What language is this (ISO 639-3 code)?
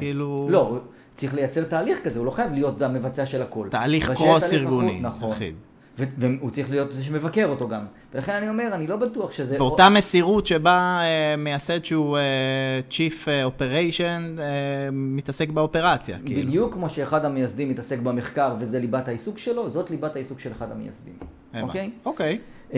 heb